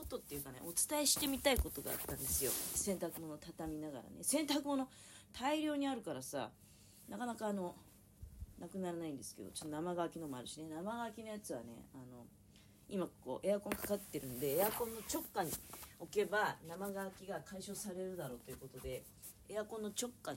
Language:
Japanese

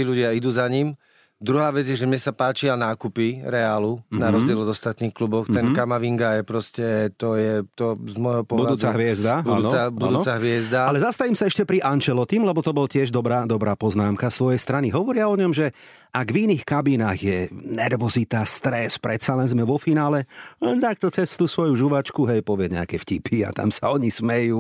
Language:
Slovak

